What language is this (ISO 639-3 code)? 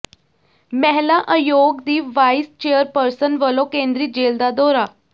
pan